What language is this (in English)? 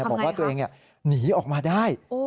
Thai